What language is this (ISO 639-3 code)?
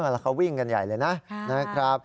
tha